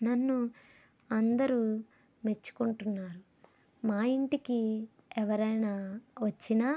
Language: Telugu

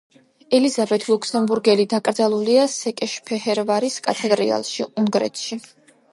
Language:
Georgian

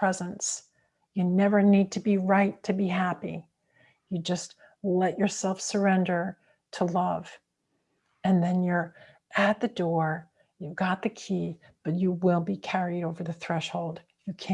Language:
English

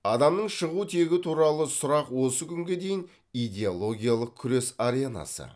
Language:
Kazakh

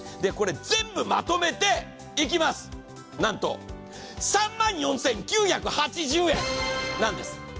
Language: Japanese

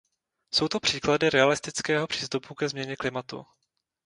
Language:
Czech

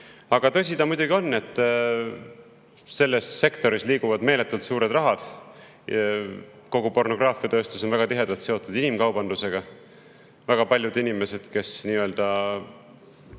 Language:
Estonian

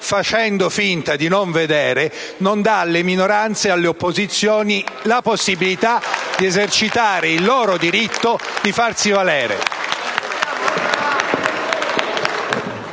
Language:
Italian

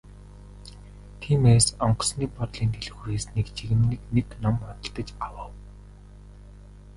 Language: Mongolian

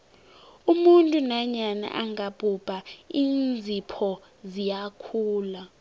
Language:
South Ndebele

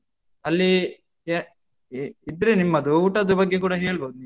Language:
Kannada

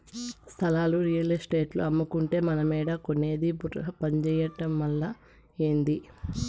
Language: Telugu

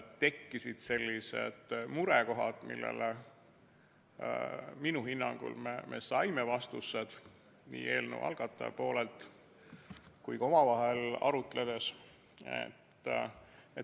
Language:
Estonian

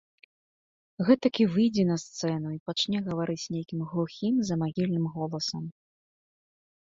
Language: Belarusian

